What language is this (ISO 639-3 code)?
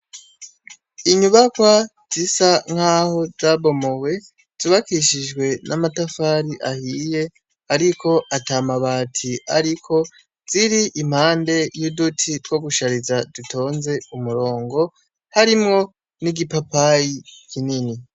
run